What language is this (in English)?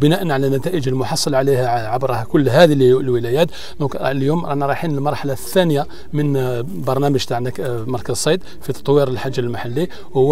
Arabic